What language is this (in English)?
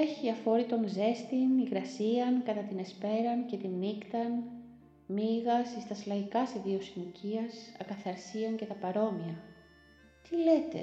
Greek